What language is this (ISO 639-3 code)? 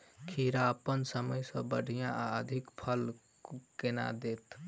mai